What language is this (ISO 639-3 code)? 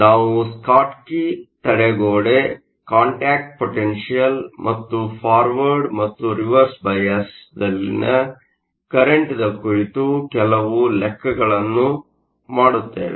kan